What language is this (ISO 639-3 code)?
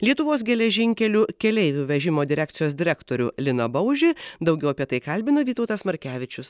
lit